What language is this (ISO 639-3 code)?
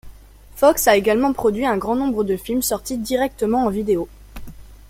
fra